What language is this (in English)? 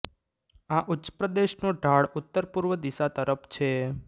Gujarati